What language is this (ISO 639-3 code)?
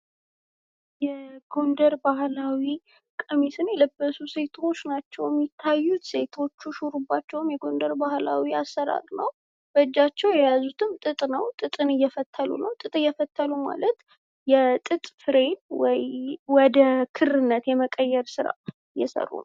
amh